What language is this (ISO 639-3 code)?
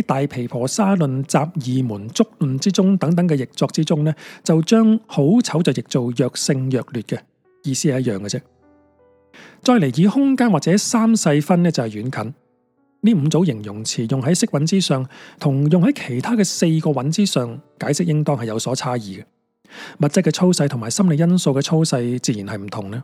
zho